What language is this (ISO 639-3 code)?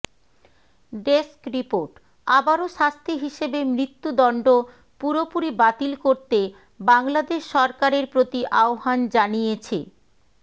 ben